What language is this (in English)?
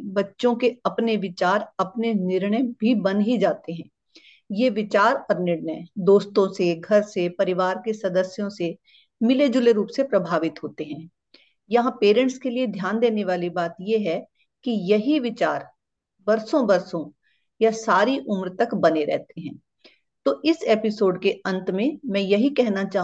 Hindi